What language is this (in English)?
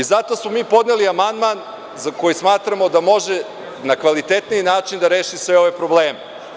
Serbian